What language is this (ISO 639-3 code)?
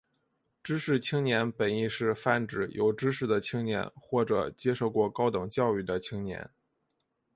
zho